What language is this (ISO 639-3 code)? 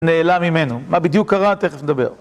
heb